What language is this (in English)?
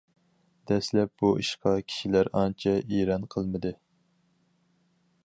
Uyghur